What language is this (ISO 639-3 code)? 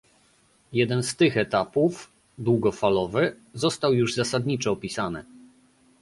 pol